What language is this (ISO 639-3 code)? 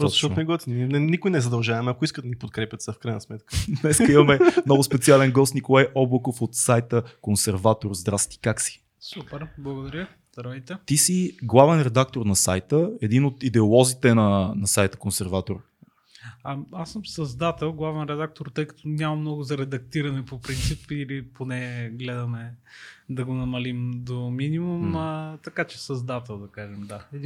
bul